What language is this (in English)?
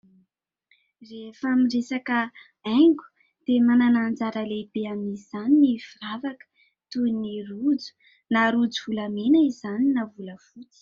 Malagasy